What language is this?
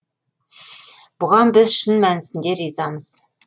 Kazakh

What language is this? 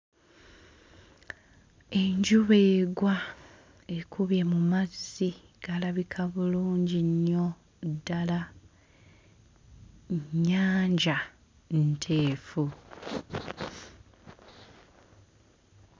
Ganda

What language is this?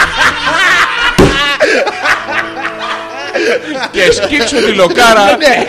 Greek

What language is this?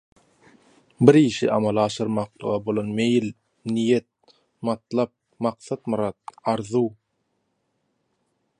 Turkmen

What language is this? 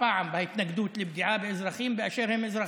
Hebrew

